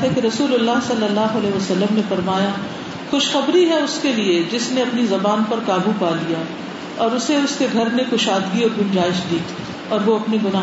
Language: Urdu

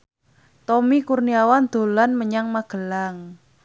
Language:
Javanese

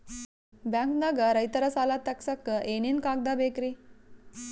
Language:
Kannada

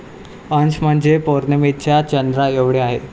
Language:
Marathi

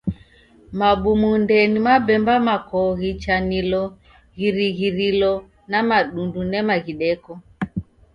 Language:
Taita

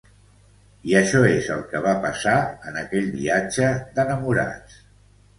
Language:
Catalan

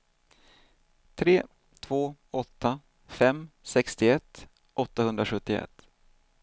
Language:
Swedish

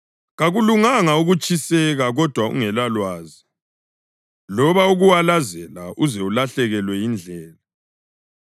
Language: North Ndebele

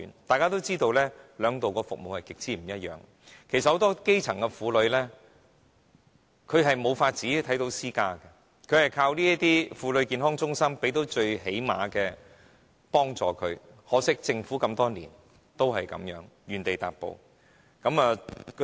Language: Cantonese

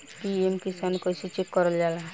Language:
Bhojpuri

